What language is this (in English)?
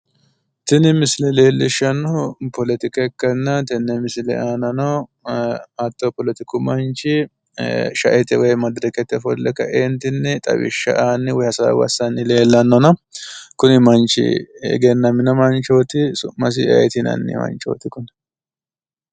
Sidamo